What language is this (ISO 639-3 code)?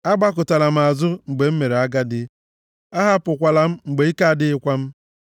ibo